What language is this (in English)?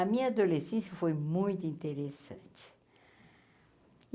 Portuguese